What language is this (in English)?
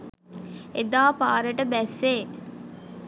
Sinhala